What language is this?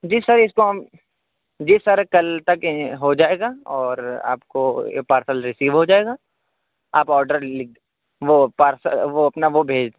Urdu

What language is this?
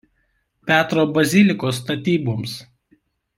Lithuanian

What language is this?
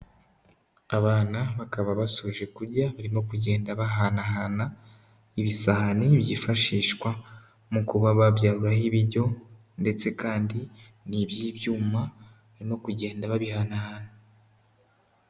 Kinyarwanda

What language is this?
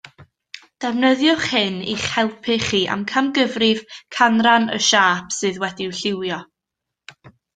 Welsh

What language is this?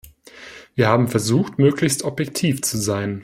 German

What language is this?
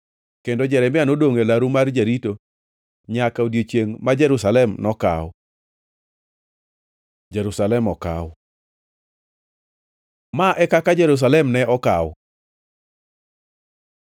Luo (Kenya and Tanzania)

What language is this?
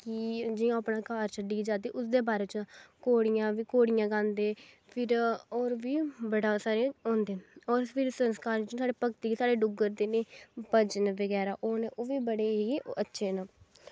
Dogri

